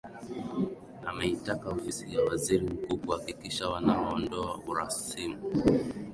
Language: Swahili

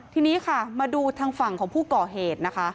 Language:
Thai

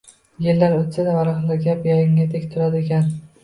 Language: Uzbek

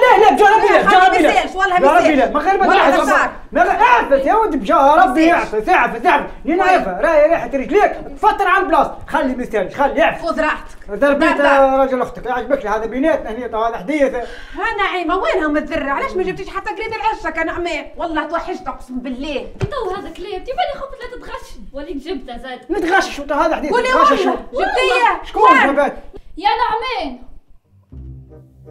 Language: Arabic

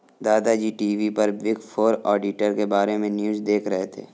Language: Hindi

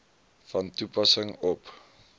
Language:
Afrikaans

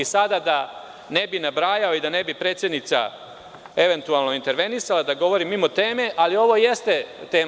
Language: Serbian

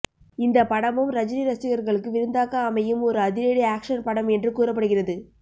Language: Tamil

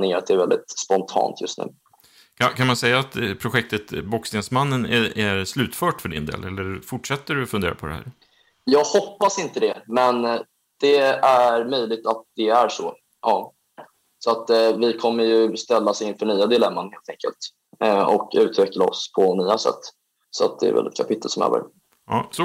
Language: Swedish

